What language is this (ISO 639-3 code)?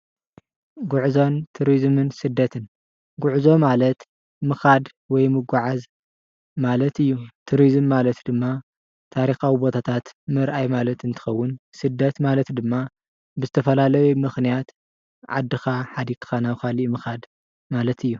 tir